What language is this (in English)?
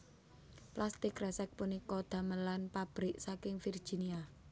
Javanese